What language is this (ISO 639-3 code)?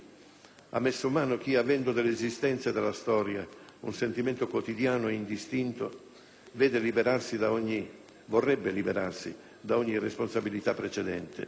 ita